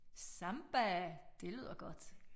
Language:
Danish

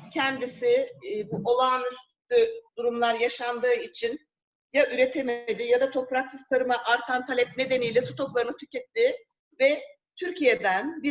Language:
Turkish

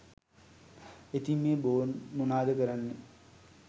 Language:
Sinhala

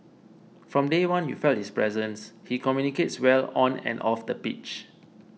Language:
English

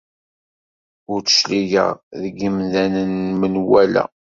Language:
Kabyle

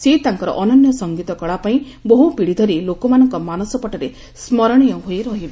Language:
Odia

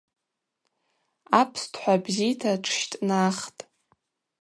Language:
Abaza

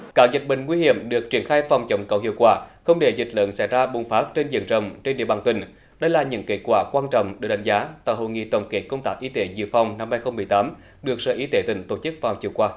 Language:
Vietnamese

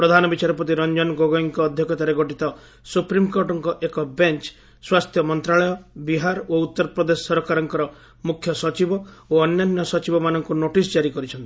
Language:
Odia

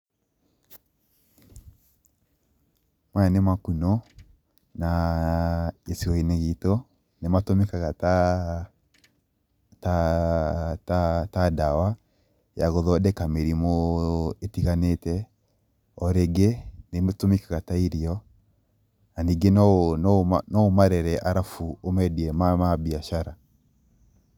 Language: Kikuyu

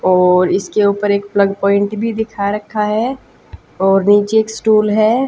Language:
Hindi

